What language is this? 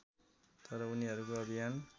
Nepali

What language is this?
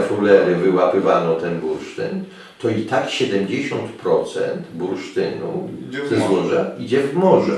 Polish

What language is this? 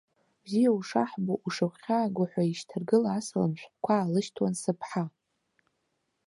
Abkhazian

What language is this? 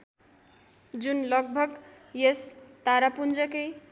Nepali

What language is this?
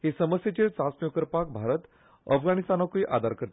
Konkani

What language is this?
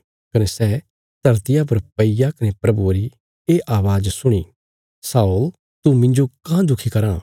Bilaspuri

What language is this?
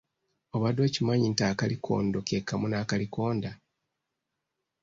Ganda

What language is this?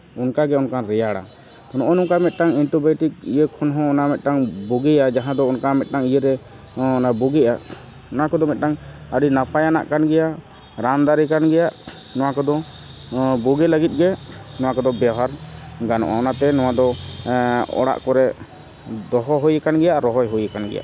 Santali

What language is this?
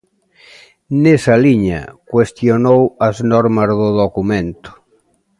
Galician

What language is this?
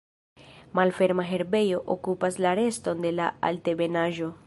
Esperanto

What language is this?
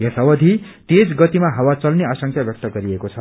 Nepali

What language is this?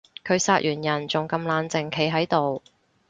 Cantonese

